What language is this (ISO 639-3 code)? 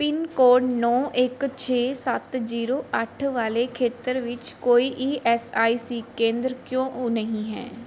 pan